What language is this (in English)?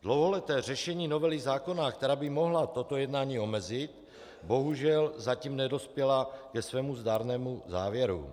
Czech